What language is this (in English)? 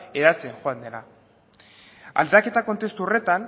Basque